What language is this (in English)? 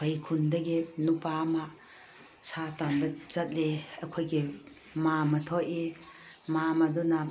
Manipuri